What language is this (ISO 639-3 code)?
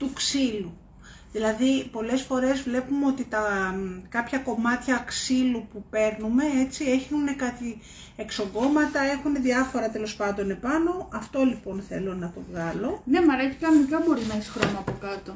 ell